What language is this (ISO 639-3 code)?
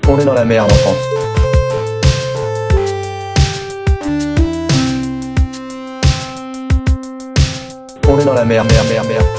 fra